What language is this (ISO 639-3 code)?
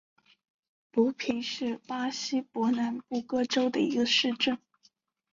zho